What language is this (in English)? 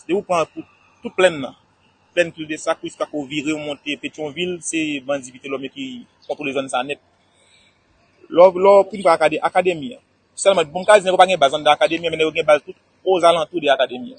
French